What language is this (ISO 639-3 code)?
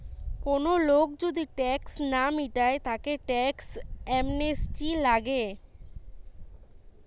ben